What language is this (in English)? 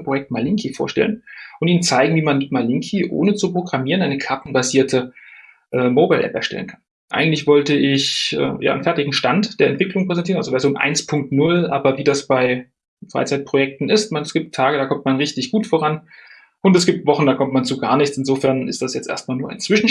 German